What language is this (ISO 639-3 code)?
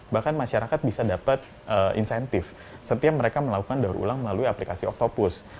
ind